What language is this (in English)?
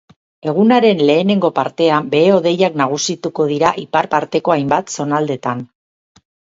Basque